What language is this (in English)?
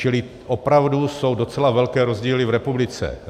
Czech